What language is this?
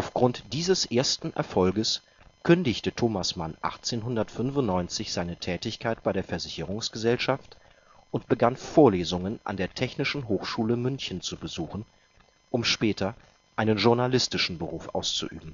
German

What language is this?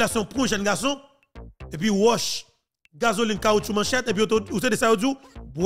French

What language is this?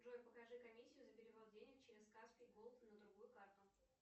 Russian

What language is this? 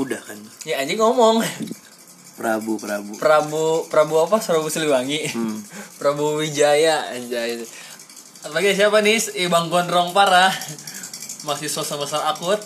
Indonesian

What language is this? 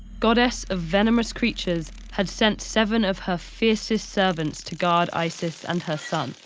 English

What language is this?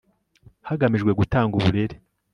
Kinyarwanda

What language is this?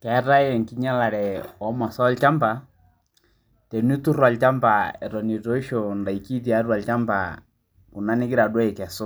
Masai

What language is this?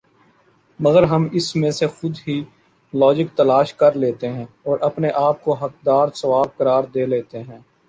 Urdu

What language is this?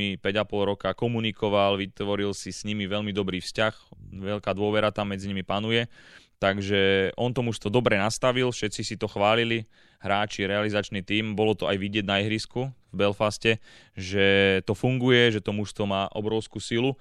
Slovak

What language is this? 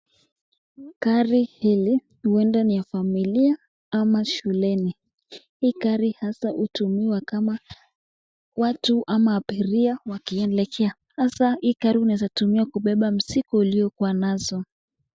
Swahili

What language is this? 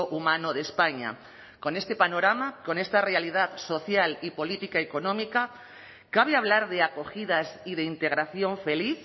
Spanish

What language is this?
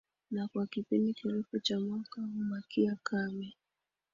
Swahili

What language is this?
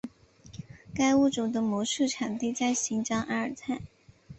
Chinese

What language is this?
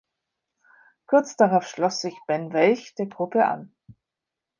German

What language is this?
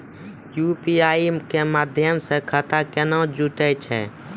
Maithili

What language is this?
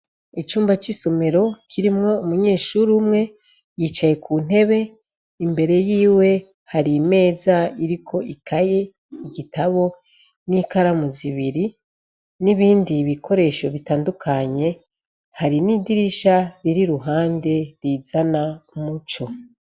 Rundi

